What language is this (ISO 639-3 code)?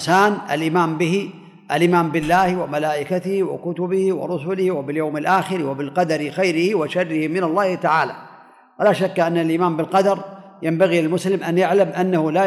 ara